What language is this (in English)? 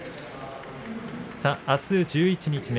Japanese